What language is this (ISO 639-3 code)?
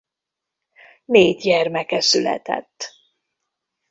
hun